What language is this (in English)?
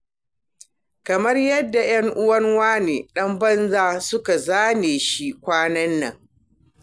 Hausa